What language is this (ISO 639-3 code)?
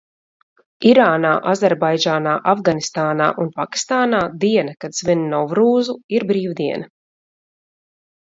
lav